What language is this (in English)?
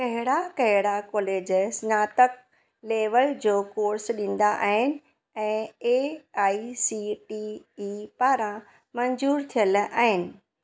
Sindhi